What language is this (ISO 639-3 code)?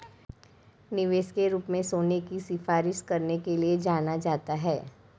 hin